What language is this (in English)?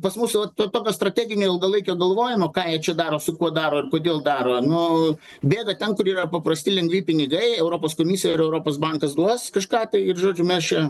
Lithuanian